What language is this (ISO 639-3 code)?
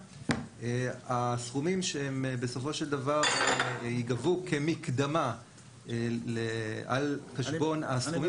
heb